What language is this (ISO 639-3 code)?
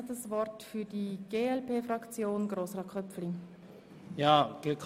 gsw